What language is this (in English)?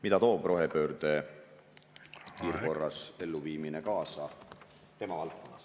Estonian